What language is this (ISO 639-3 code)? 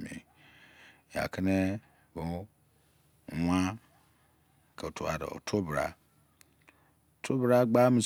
ijc